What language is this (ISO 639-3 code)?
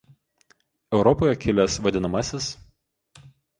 lit